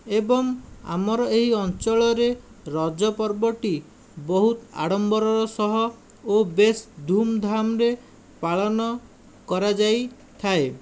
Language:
Odia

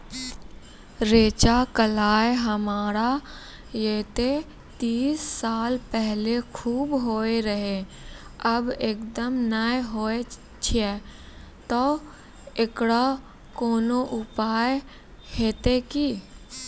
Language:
Maithili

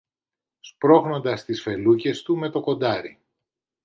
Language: Greek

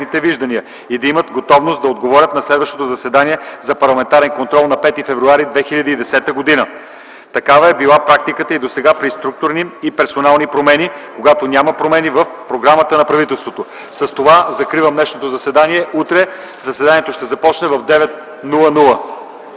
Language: Bulgarian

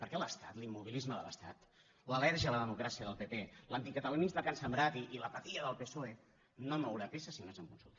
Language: Catalan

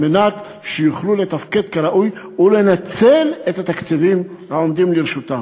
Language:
Hebrew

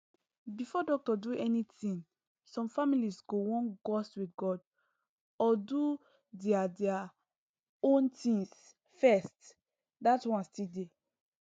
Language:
Nigerian Pidgin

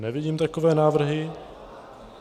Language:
Czech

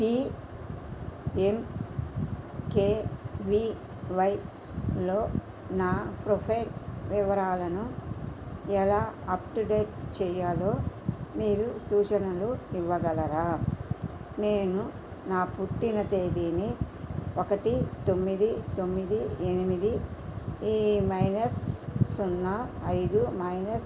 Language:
Telugu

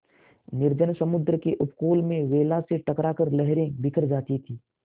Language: Hindi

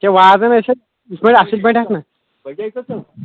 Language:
Kashmiri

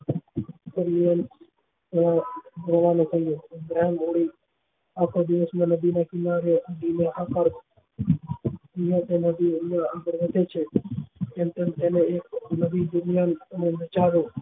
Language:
Gujarati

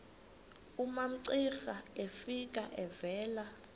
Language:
Xhosa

